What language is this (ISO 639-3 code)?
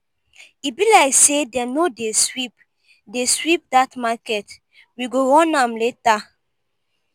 pcm